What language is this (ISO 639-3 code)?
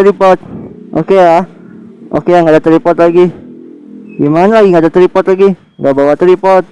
ind